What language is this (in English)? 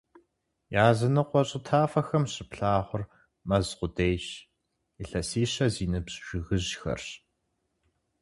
Kabardian